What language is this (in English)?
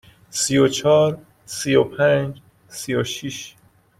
Persian